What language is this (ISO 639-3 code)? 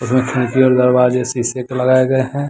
hin